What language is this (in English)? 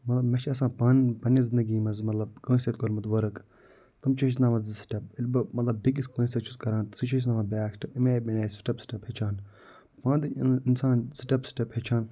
Kashmiri